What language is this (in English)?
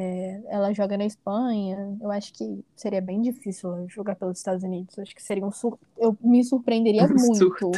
Portuguese